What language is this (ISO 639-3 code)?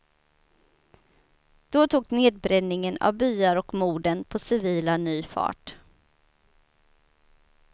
swe